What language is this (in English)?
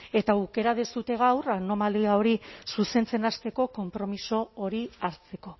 Basque